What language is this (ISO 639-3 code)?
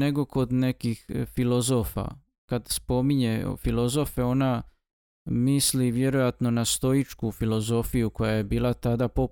hrv